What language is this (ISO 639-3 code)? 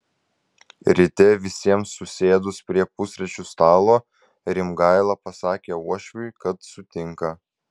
lit